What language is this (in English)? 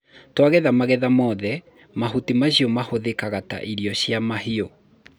Kikuyu